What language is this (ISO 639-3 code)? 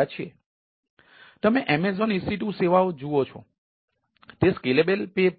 guj